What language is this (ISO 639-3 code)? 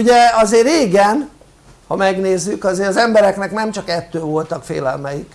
hun